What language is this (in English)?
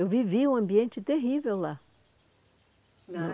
Portuguese